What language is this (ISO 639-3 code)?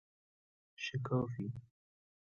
fas